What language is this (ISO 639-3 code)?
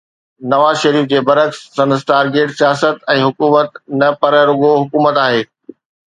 snd